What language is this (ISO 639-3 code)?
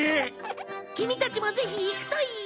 jpn